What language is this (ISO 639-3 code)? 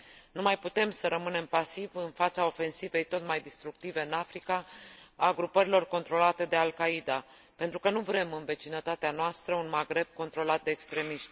ron